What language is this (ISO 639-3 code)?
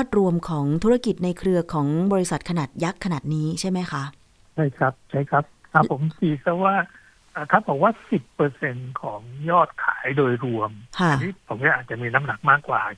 tha